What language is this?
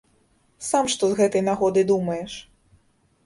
Belarusian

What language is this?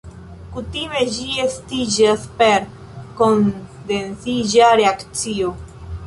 Esperanto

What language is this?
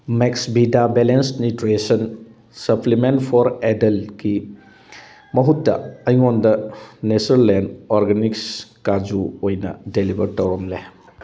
Manipuri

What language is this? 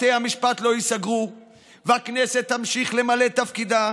Hebrew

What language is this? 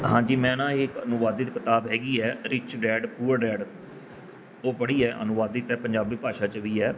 Punjabi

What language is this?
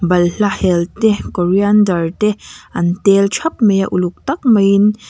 Mizo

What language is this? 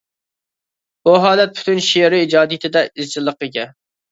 Uyghur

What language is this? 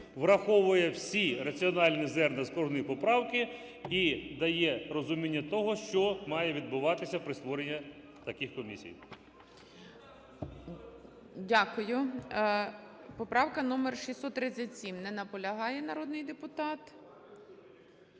Ukrainian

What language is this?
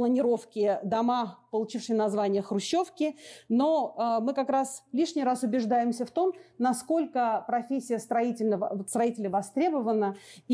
Russian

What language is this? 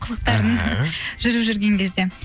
Kazakh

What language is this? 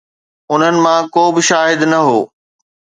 Sindhi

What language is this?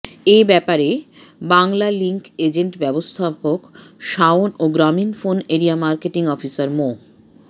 Bangla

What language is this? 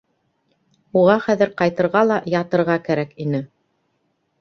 Bashkir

